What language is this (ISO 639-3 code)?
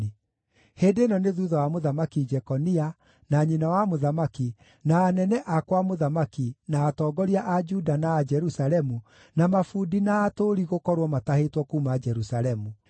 kik